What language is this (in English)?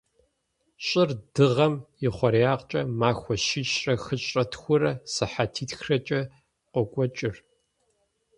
Kabardian